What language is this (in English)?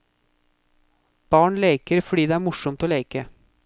Norwegian